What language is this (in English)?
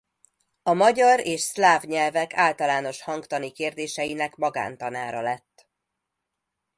Hungarian